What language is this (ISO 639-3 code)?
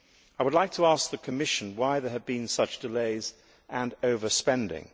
eng